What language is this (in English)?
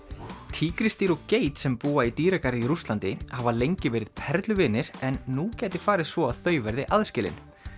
Icelandic